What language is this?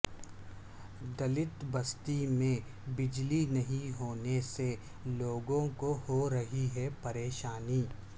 Urdu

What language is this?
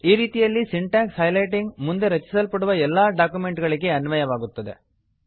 Kannada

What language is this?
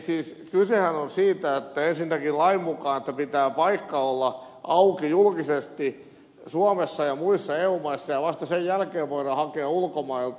Finnish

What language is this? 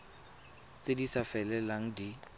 Tswana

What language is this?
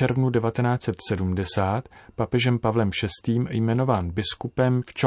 Czech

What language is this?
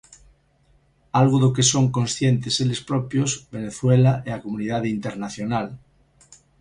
Galician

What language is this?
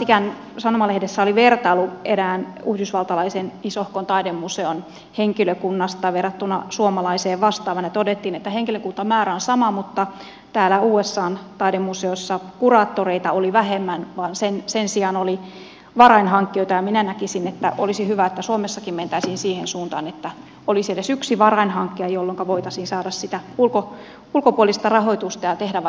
Finnish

